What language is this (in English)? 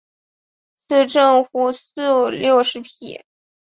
Chinese